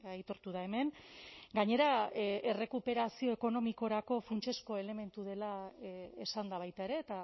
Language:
Basque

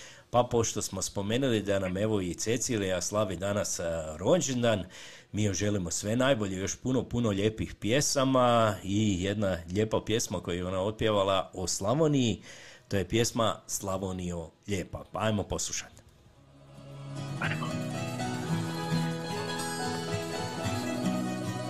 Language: Croatian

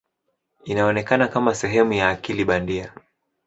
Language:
Swahili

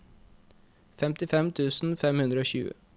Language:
Norwegian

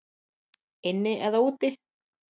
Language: Icelandic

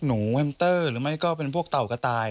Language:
Thai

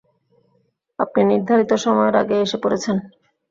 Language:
Bangla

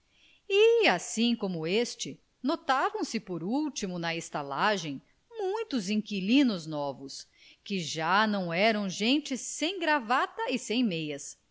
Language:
Portuguese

